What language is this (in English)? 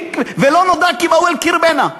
Hebrew